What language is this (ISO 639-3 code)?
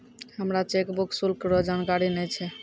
mai